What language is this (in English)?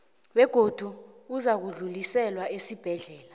South Ndebele